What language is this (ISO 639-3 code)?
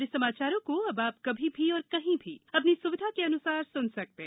hin